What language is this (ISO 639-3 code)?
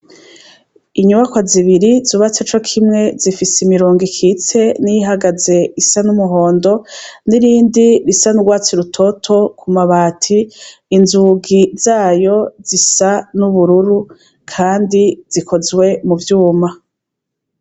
run